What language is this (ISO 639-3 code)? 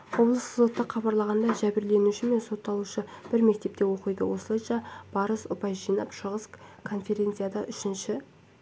kaz